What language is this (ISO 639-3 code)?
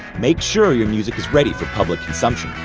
eng